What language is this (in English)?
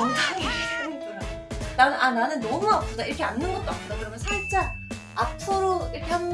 Korean